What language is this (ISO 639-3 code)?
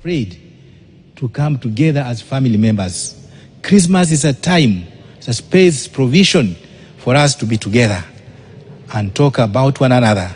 eng